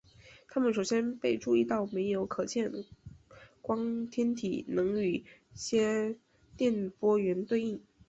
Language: Chinese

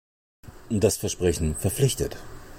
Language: German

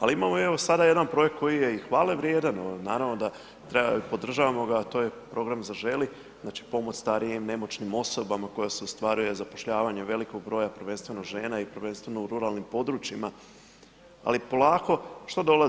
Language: Croatian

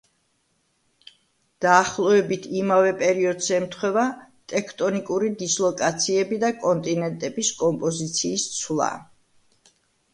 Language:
Georgian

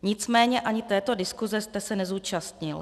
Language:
Czech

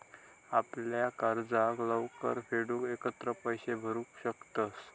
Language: Marathi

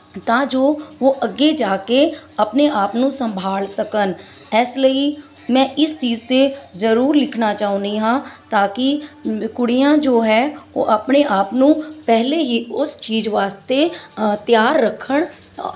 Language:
Punjabi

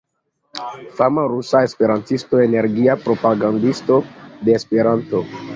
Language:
Esperanto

